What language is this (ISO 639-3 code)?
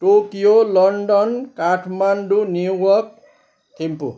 nep